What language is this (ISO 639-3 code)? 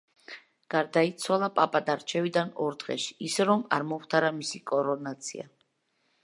kat